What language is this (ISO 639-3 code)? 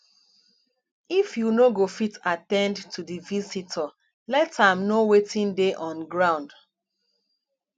pcm